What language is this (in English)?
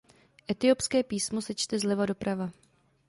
Czech